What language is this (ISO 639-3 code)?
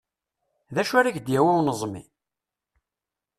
kab